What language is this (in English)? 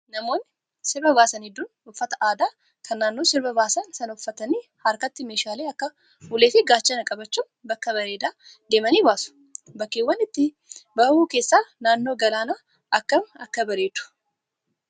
Oromo